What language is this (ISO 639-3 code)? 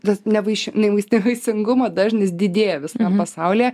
lit